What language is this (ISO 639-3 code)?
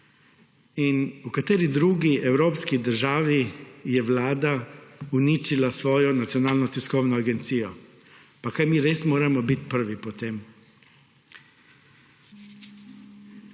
slv